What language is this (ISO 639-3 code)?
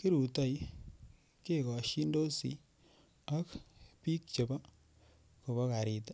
kln